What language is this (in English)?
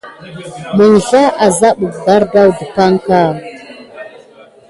Gidar